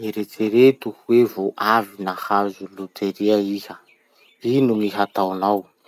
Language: Masikoro Malagasy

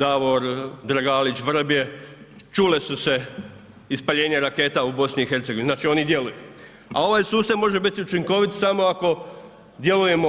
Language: Croatian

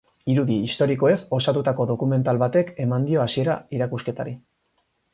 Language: Basque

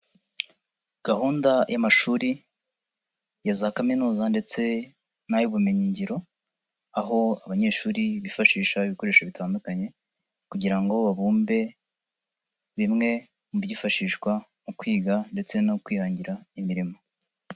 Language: Kinyarwanda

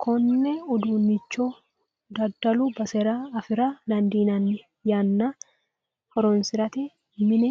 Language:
Sidamo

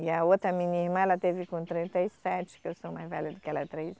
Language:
Portuguese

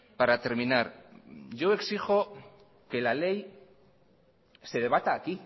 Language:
Spanish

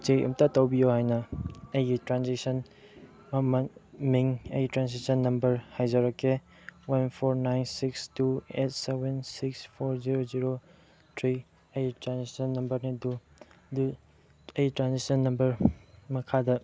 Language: Manipuri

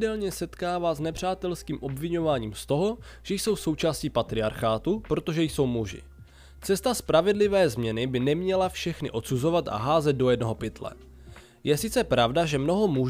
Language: Czech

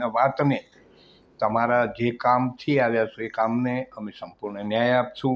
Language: Gujarati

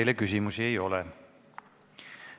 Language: Estonian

